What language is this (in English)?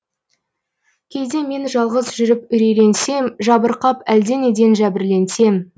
Kazakh